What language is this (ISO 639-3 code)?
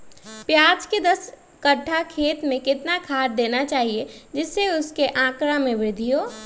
mag